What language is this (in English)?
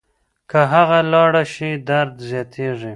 Pashto